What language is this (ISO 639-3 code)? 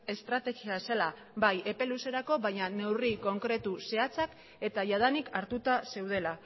eus